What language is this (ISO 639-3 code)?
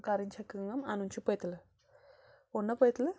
kas